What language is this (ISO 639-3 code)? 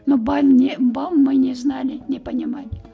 kaz